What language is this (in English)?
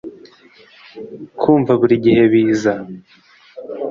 Kinyarwanda